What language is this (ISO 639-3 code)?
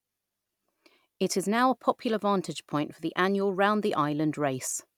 eng